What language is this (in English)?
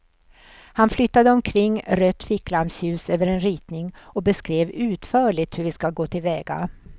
Swedish